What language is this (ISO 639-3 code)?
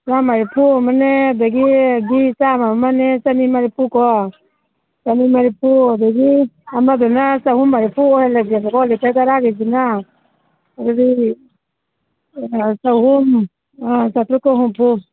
mni